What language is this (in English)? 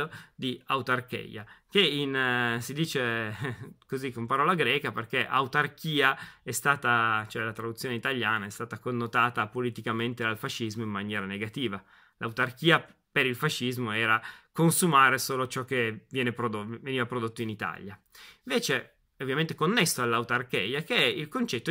Italian